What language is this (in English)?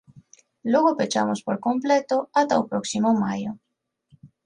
Galician